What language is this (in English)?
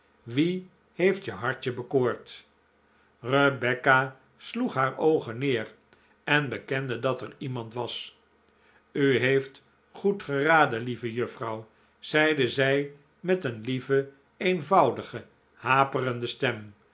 Dutch